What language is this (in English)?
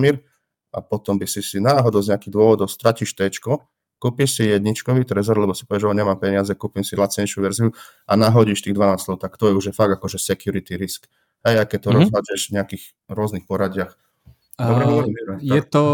Slovak